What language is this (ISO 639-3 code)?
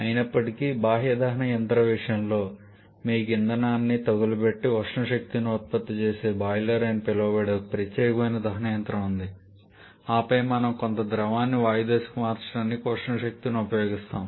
tel